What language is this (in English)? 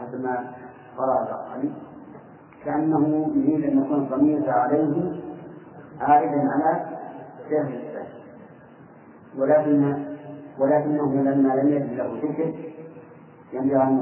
Arabic